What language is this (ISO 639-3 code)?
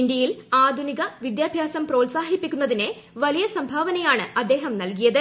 mal